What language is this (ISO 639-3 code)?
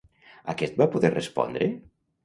cat